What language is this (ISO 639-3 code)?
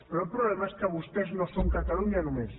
cat